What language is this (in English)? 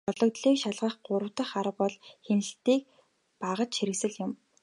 Mongolian